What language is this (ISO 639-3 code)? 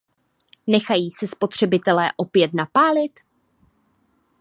ces